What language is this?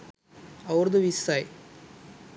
Sinhala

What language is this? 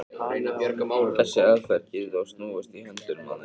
Icelandic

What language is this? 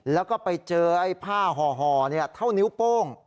Thai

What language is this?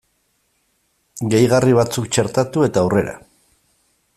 Basque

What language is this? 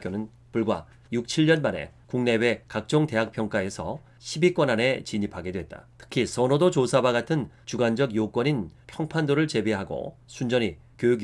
Korean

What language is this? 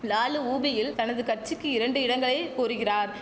Tamil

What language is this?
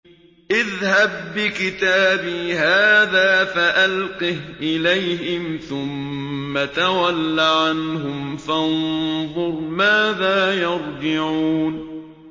Arabic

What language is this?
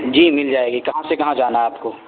Urdu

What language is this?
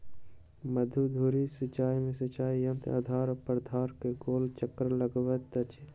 Maithili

